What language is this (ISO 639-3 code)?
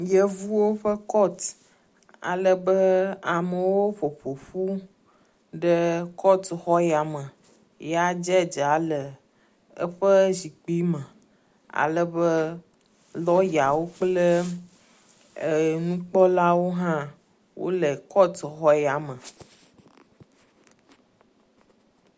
ewe